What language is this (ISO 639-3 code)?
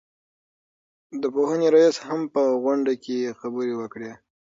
pus